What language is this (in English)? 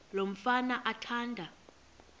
Xhosa